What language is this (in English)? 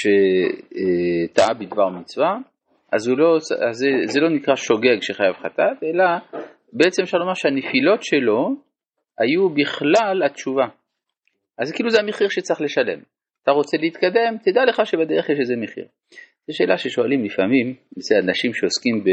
Hebrew